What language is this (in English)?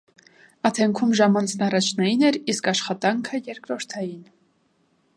Armenian